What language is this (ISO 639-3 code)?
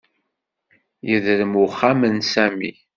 kab